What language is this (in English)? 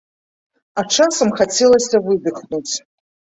Belarusian